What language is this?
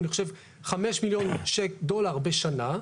Hebrew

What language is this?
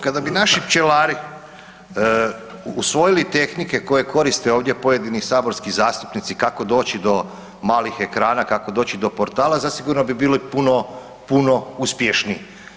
Croatian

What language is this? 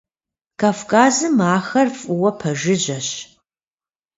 Kabardian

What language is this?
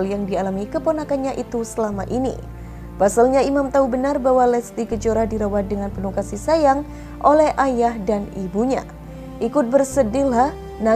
Indonesian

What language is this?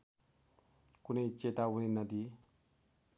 Nepali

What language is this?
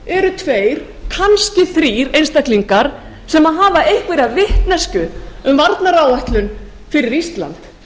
Icelandic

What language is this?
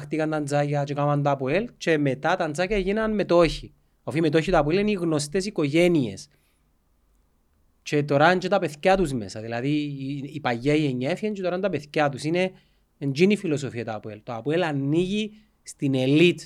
Greek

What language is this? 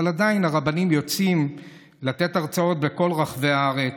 Hebrew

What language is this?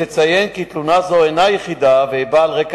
Hebrew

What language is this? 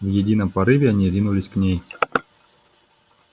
Russian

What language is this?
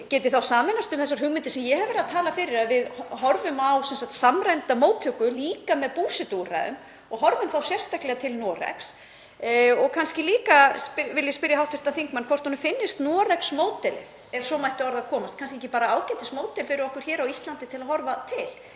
Icelandic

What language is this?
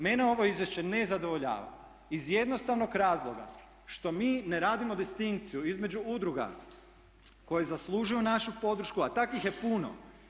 Croatian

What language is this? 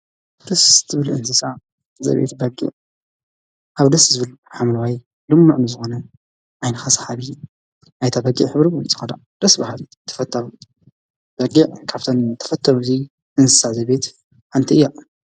Tigrinya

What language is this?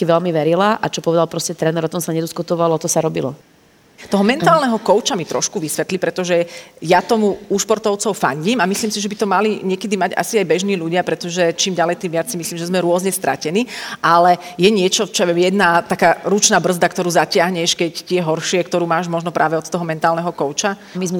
Slovak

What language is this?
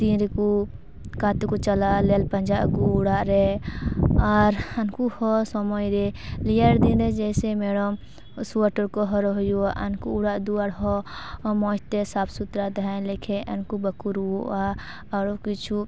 Santali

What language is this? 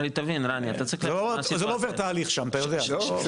Hebrew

